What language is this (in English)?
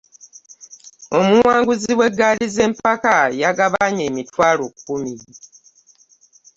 Ganda